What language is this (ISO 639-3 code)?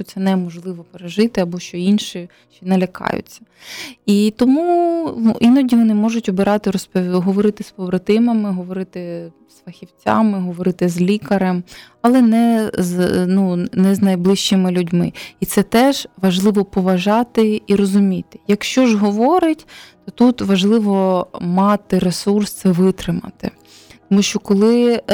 ukr